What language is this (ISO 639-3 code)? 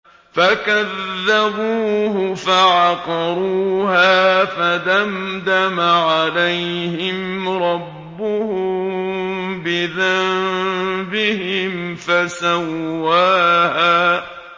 ara